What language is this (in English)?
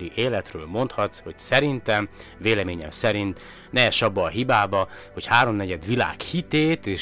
Hungarian